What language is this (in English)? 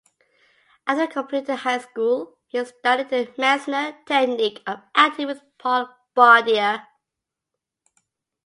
English